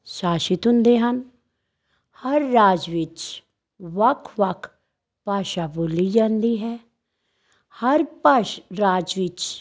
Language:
Punjabi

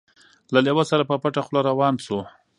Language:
Pashto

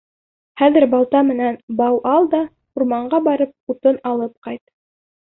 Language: Bashkir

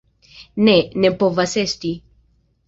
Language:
Esperanto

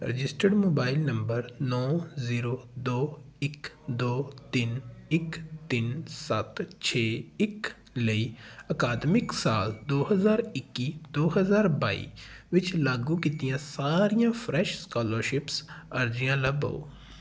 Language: Punjabi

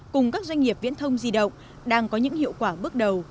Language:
Vietnamese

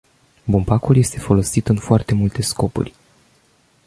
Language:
Romanian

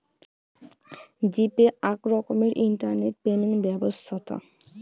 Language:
Bangla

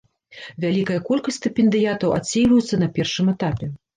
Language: Belarusian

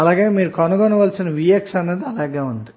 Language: Telugu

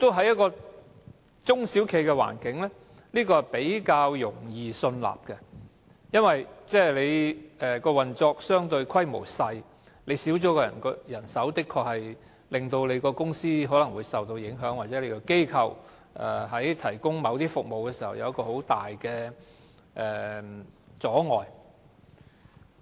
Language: Cantonese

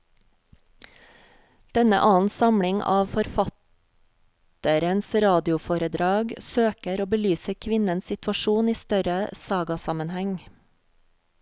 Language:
Norwegian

